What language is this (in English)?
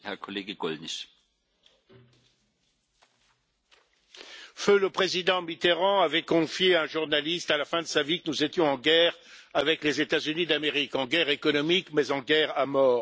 French